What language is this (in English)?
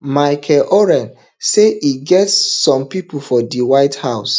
Nigerian Pidgin